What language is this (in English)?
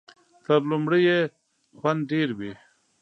Pashto